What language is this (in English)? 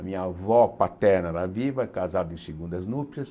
Portuguese